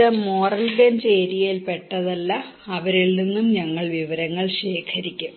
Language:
Malayalam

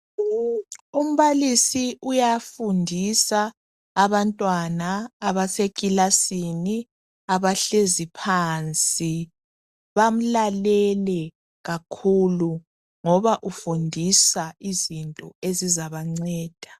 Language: North Ndebele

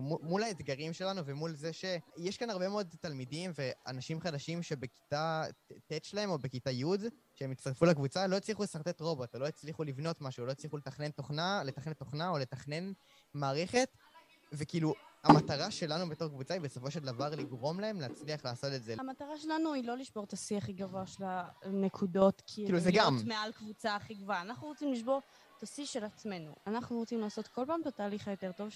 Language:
Hebrew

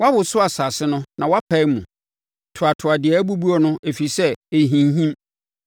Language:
Akan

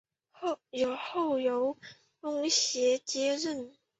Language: Chinese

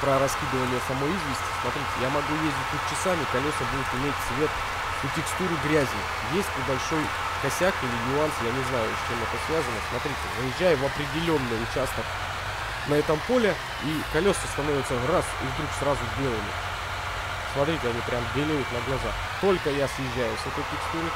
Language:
Russian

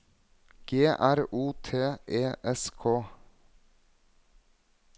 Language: Norwegian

